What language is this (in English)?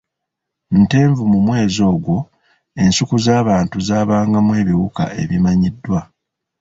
Ganda